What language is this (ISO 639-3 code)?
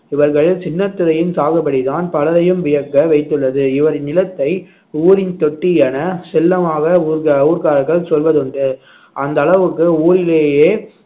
tam